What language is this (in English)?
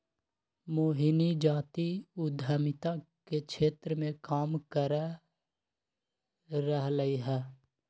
Magahi